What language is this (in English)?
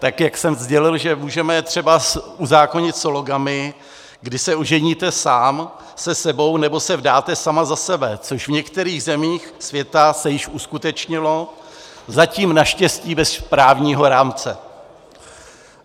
Czech